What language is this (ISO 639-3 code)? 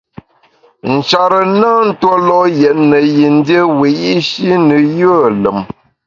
bax